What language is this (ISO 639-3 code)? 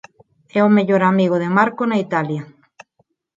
glg